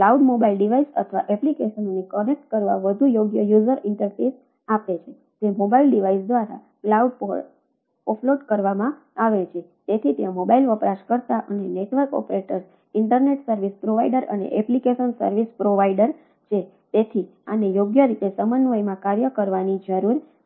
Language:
Gujarati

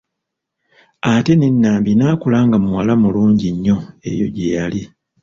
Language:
Ganda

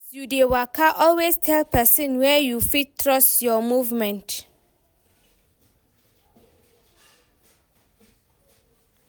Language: Nigerian Pidgin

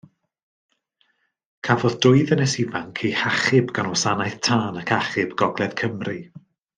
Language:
Welsh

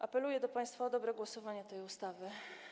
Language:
Polish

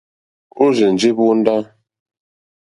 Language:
Mokpwe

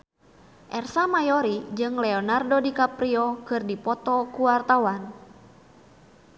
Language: Sundanese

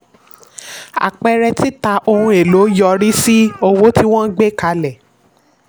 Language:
Yoruba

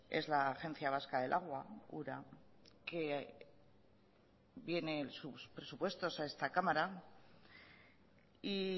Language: Spanish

